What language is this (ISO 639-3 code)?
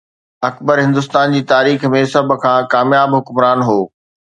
snd